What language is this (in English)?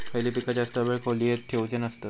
Marathi